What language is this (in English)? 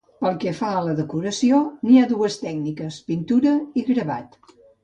Catalan